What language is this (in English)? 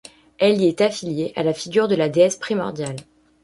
French